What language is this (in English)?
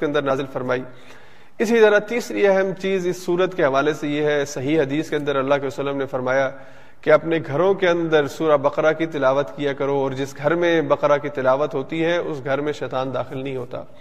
Urdu